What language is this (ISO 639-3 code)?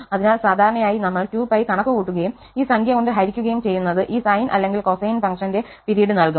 mal